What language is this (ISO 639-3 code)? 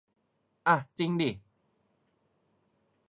tha